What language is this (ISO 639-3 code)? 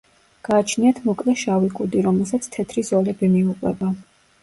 kat